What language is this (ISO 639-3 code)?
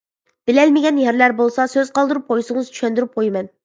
uig